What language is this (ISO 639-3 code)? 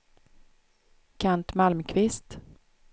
swe